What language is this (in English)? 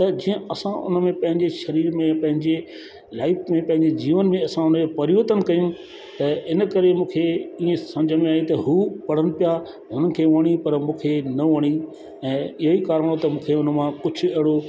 Sindhi